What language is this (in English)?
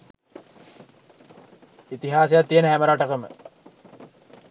Sinhala